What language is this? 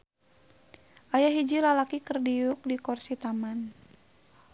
Sundanese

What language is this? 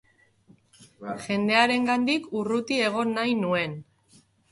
Basque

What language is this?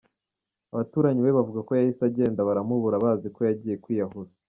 Kinyarwanda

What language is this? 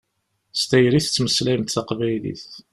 Kabyle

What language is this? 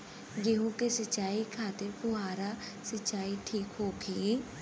Bhojpuri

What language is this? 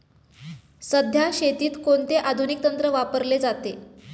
Marathi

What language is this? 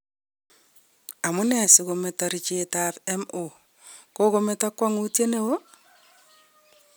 Kalenjin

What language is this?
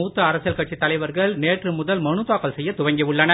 Tamil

